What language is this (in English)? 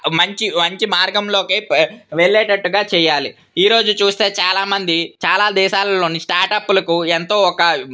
Telugu